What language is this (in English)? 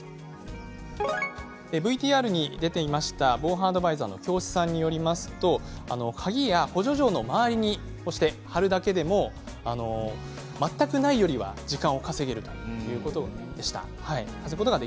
Japanese